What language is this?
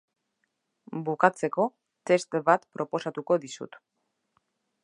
Basque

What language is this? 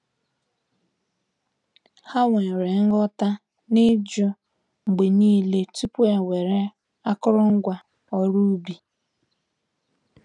Igbo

